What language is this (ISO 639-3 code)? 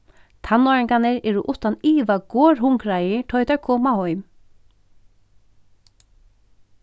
fao